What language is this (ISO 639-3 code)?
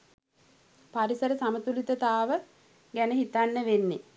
sin